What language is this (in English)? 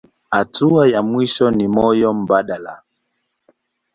Swahili